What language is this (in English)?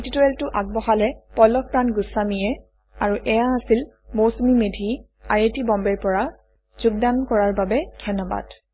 Assamese